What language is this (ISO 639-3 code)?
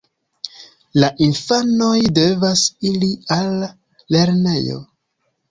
epo